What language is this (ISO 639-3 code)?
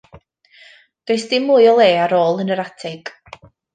cym